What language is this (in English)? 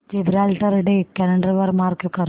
Marathi